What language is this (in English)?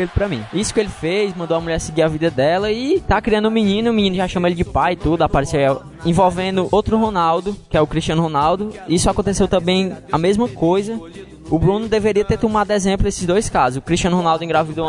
Portuguese